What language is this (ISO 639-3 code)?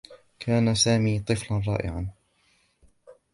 ara